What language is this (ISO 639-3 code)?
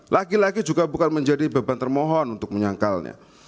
ind